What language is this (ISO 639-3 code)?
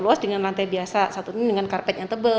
ind